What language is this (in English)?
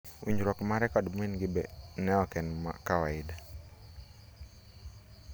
Luo (Kenya and Tanzania)